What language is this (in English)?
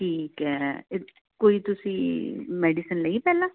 Punjabi